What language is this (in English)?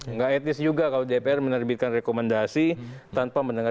Indonesian